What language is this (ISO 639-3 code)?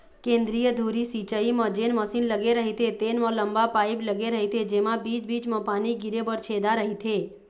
hne